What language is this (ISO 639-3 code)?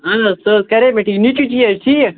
kas